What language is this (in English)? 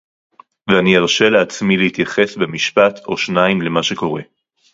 Hebrew